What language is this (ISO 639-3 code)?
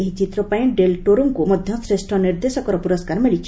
ori